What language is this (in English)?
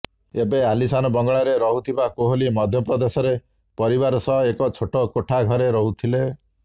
Odia